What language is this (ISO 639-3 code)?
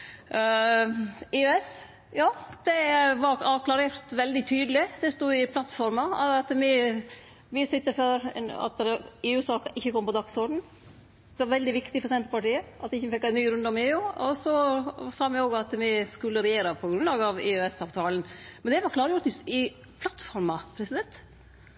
nno